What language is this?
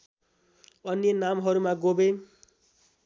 Nepali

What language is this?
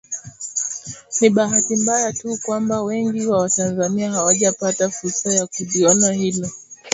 Swahili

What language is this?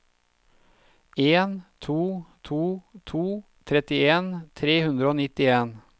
Norwegian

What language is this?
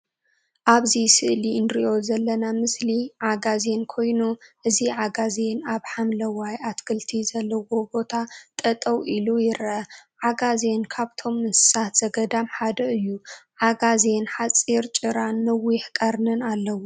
Tigrinya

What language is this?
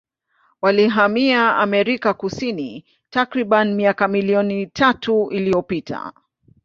Swahili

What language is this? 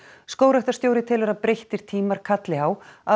Icelandic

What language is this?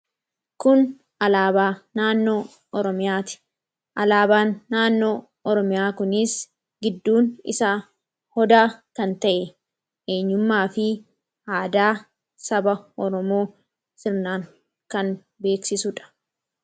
Oromo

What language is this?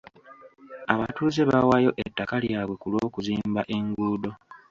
Ganda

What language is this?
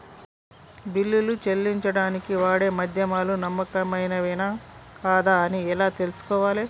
Telugu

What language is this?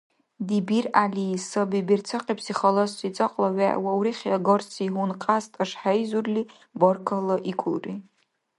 Dargwa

